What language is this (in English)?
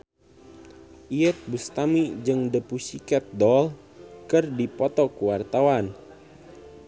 Sundanese